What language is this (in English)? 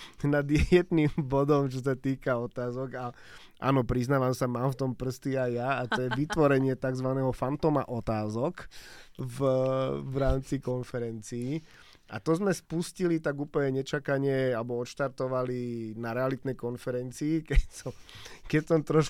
Slovak